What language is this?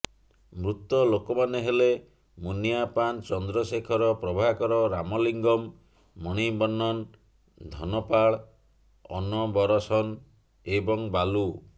Odia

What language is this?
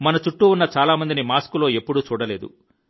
Telugu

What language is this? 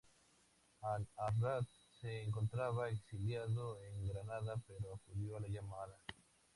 Spanish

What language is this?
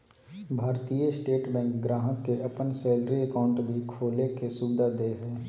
Magahi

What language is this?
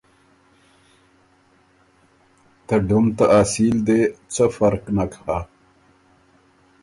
Ormuri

